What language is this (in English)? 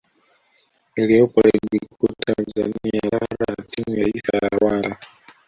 Swahili